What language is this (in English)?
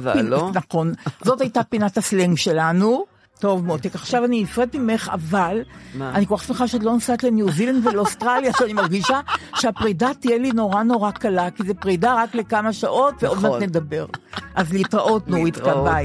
Hebrew